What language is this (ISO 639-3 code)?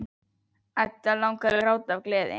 isl